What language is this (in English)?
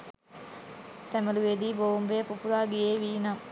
Sinhala